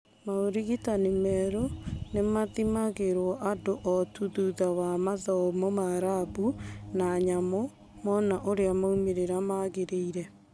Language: Kikuyu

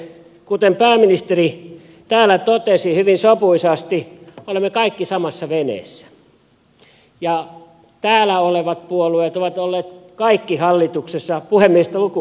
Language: Finnish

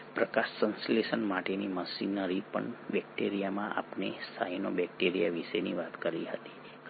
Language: Gujarati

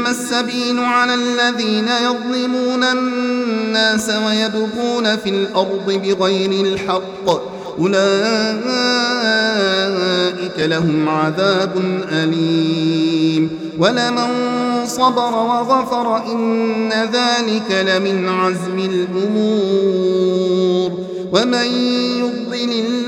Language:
Arabic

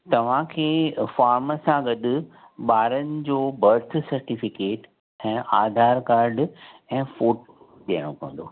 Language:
Sindhi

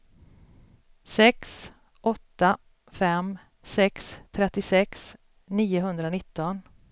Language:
Swedish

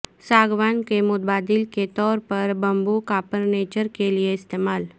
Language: Urdu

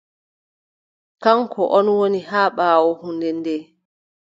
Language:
Adamawa Fulfulde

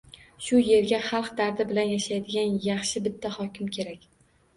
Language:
Uzbek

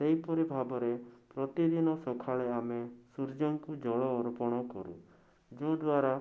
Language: Odia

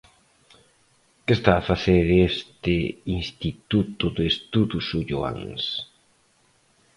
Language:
Galician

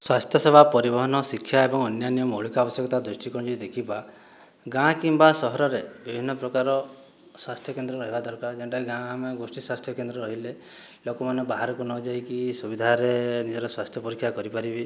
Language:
Odia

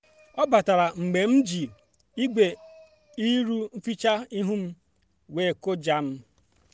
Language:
Igbo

